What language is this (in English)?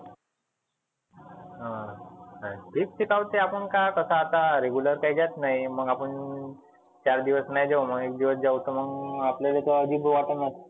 Marathi